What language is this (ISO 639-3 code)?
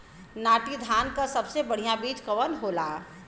bho